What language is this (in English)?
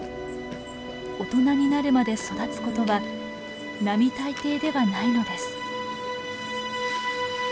Japanese